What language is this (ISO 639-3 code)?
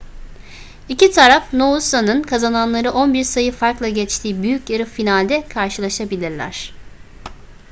tur